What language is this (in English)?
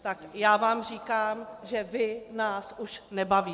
Czech